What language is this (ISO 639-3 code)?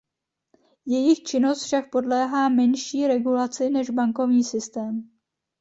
ces